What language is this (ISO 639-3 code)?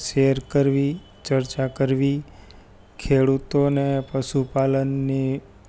guj